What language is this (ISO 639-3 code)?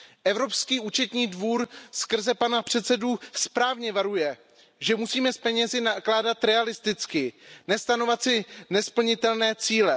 ces